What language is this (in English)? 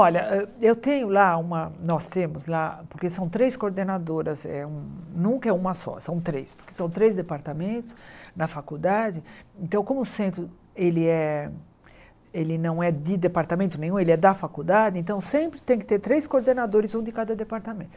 Portuguese